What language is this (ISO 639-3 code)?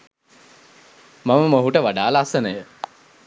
sin